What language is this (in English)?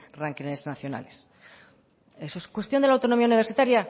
Spanish